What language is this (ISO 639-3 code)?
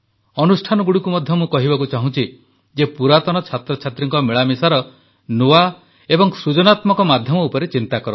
ori